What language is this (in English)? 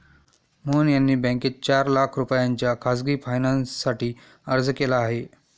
Marathi